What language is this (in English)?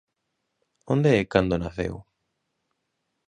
Galician